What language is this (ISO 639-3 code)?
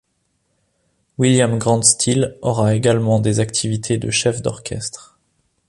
fra